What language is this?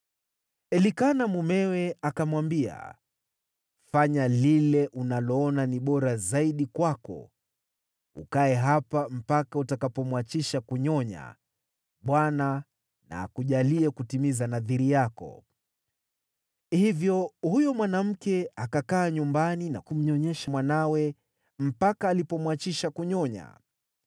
Swahili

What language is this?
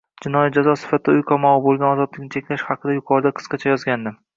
Uzbek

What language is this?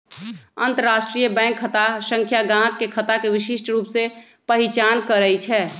Magahi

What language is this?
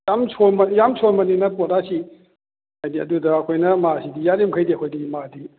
Manipuri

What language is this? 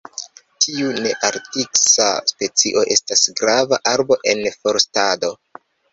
Esperanto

